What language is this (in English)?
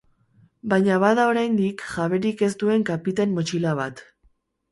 Basque